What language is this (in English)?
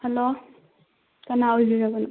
Manipuri